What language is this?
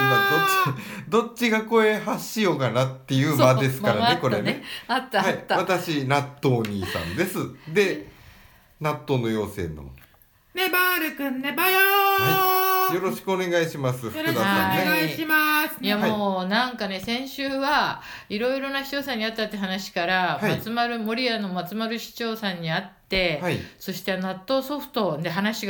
Japanese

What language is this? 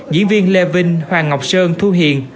Vietnamese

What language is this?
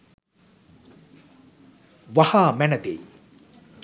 Sinhala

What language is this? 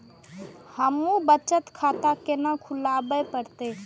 Maithili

